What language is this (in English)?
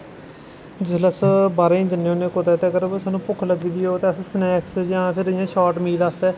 Dogri